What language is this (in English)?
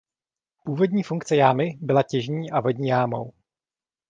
Czech